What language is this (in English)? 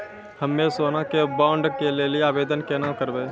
Maithili